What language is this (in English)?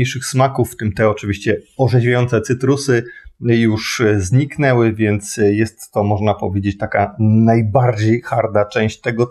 Polish